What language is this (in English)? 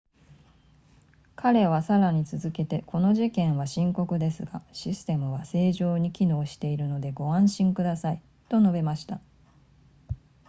Japanese